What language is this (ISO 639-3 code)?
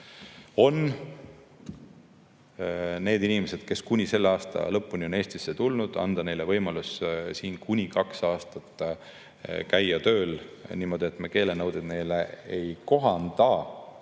est